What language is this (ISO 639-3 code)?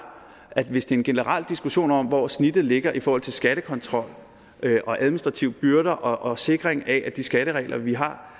dan